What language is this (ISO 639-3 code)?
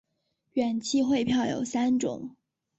zho